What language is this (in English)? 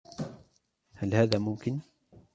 Arabic